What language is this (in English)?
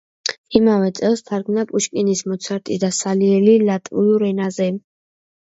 Georgian